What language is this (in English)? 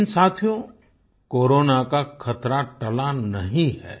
Hindi